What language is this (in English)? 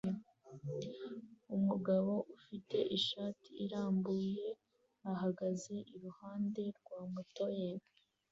Kinyarwanda